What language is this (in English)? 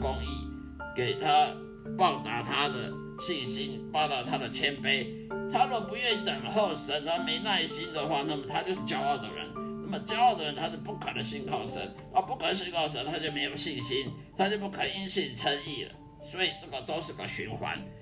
Chinese